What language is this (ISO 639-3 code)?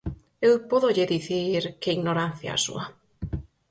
glg